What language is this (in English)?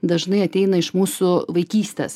Lithuanian